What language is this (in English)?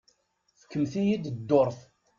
Kabyle